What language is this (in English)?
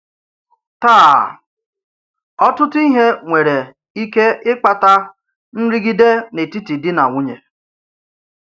Igbo